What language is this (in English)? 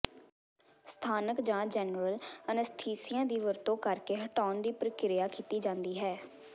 Punjabi